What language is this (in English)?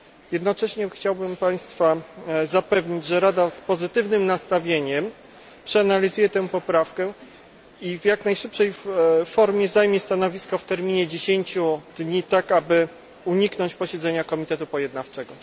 Polish